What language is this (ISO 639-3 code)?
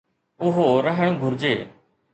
snd